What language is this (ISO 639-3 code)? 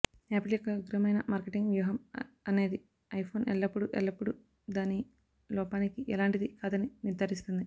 tel